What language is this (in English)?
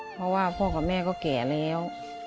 Thai